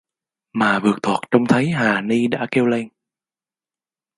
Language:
Vietnamese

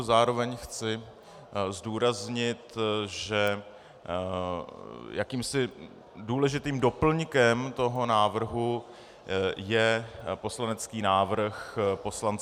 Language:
Czech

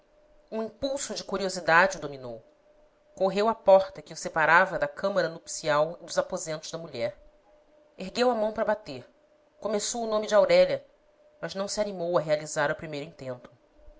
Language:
Portuguese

